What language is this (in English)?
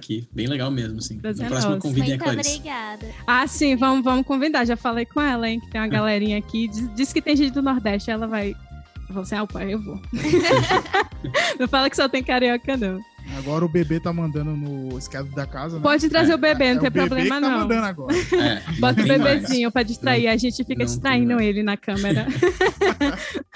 Portuguese